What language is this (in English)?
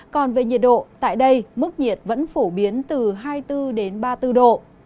Vietnamese